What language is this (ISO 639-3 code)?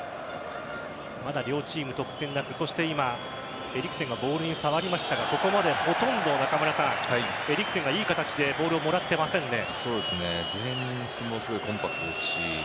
jpn